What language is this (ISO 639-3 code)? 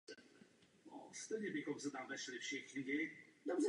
ces